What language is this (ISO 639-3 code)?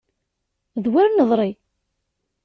kab